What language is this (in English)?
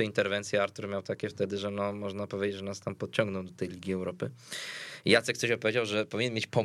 Polish